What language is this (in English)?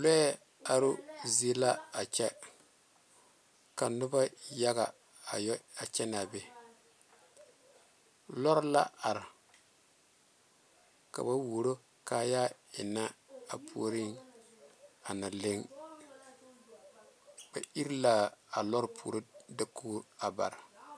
Southern Dagaare